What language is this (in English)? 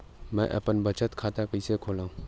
Chhattisgarhi